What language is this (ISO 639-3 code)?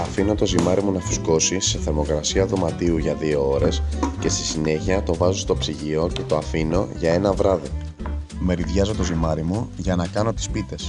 ell